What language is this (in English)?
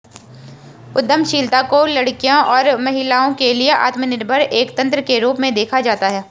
Hindi